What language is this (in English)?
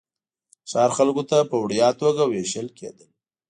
Pashto